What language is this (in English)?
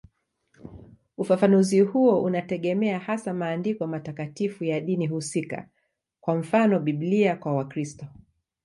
Swahili